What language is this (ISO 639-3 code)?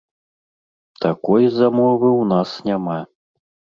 bel